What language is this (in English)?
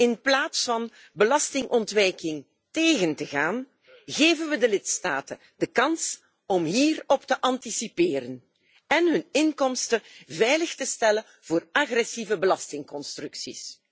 Dutch